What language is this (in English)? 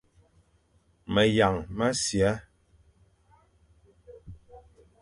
Fang